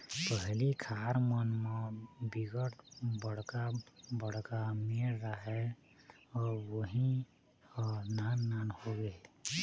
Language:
Chhattisgarhi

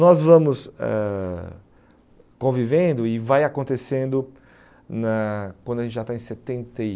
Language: Portuguese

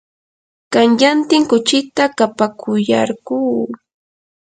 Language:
Yanahuanca Pasco Quechua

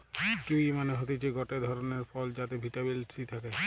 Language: Bangla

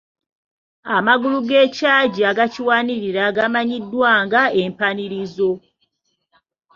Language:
Ganda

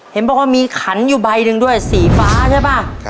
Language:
Thai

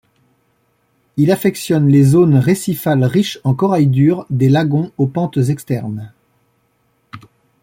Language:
French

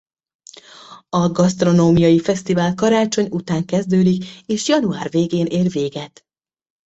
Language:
Hungarian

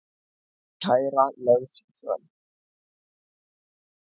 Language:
Icelandic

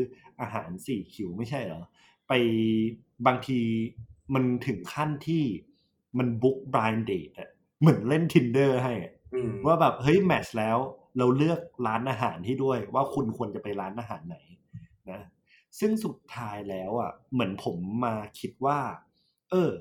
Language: Thai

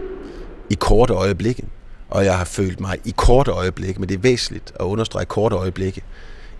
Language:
Danish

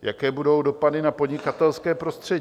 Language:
Czech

